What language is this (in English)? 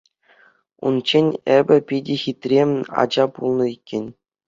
Chuvash